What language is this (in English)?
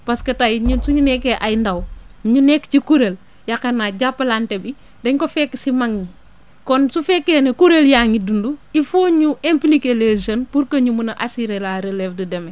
Wolof